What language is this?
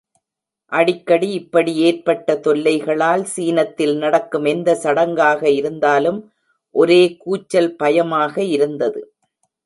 Tamil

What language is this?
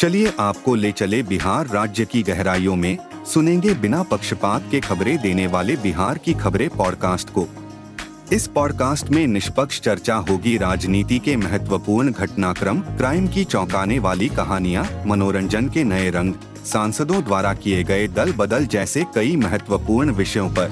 Hindi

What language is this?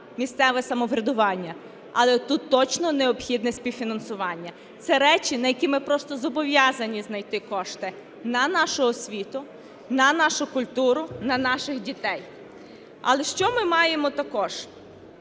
Ukrainian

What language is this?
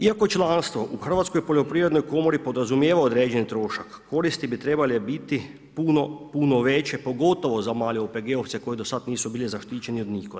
Croatian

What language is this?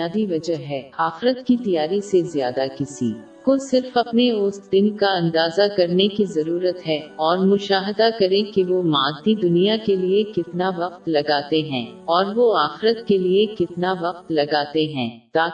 Urdu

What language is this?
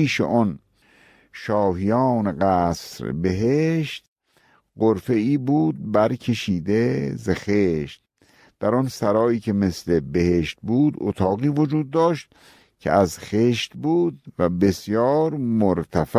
Persian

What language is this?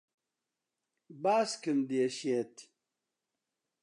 Central Kurdish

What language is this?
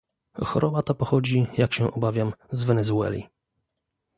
Polish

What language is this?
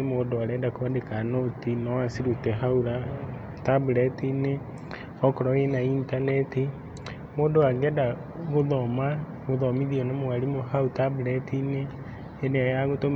Kikuyu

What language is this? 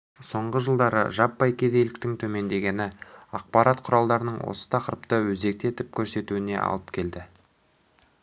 Kazakh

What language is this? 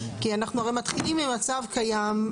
Hebrew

